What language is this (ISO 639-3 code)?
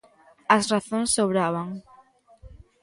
glg